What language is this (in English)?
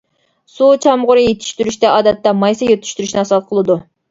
Uyghur